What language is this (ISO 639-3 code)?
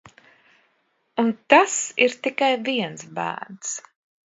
lav